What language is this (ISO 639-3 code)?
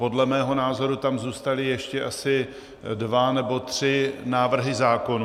ces